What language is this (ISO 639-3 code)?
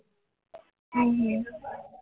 guj